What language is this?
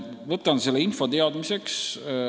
Estonian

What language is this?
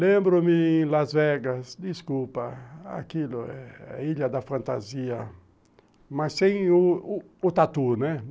Portuguese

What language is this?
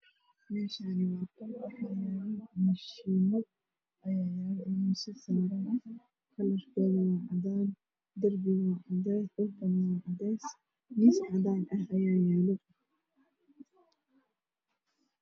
Somali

